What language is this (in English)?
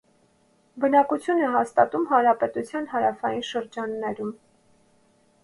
Armenian